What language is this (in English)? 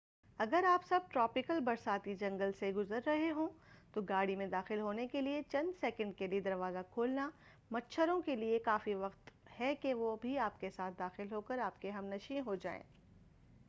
Urdu